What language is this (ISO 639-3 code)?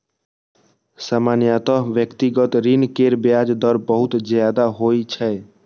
mai